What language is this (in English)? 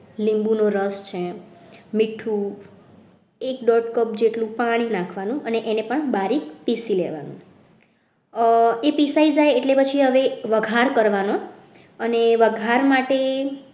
Gujarati